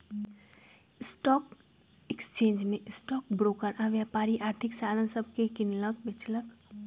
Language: Magahi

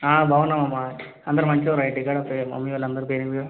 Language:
Telugu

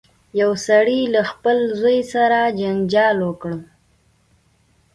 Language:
Pashto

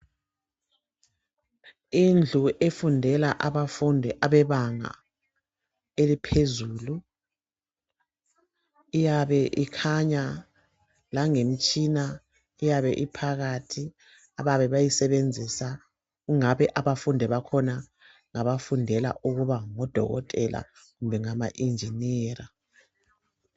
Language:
North Ndebele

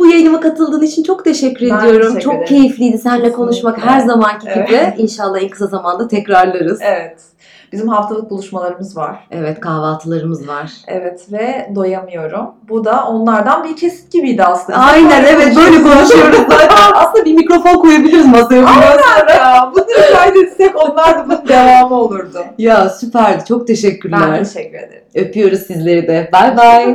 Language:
Turkish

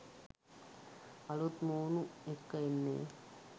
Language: Sinhala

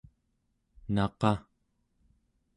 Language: Central Yupik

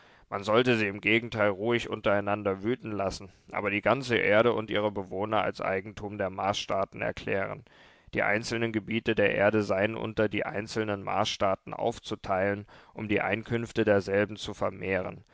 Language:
German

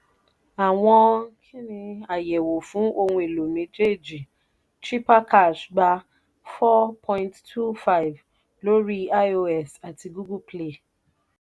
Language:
Yoruba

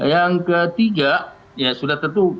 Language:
Indonesian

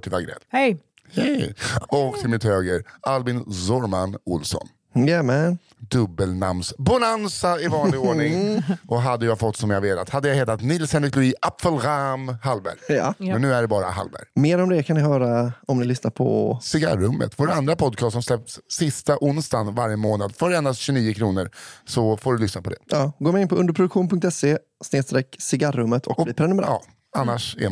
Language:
Swedish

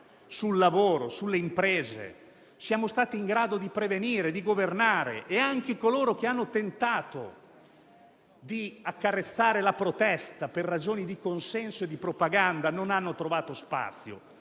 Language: Italian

